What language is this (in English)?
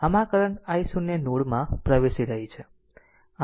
Gujarati